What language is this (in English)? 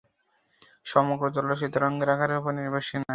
Bangla